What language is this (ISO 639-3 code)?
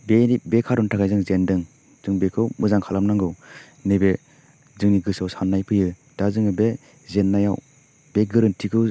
brx